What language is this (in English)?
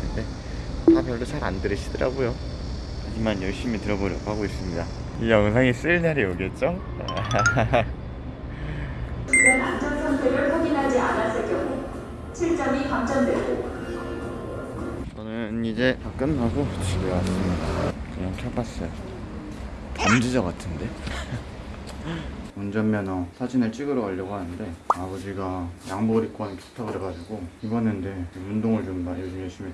Korean